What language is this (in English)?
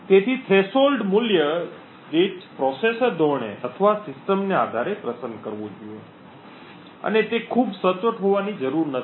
Gujarati